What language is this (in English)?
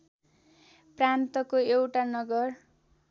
Nepali